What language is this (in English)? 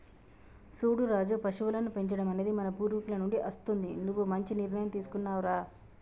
Telugu